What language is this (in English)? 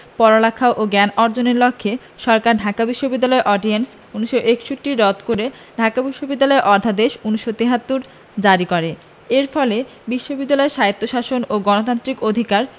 Bangla